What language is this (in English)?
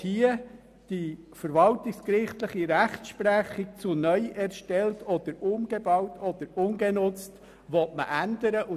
Swiss German